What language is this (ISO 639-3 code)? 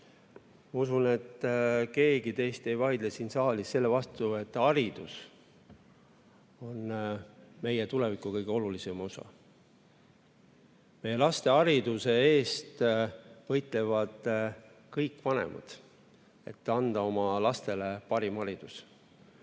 est